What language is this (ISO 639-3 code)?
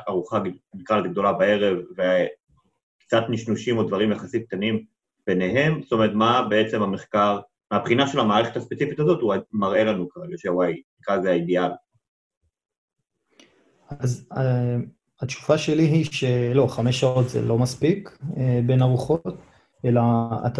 heb